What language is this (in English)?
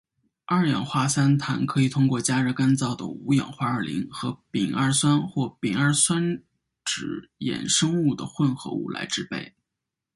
Chinese